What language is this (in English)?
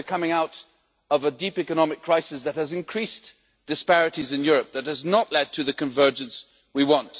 English